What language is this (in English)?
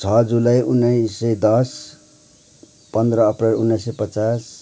Nepali